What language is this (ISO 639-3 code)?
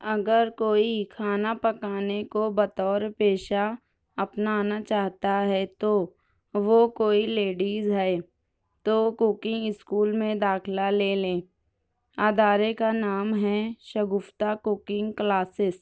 urd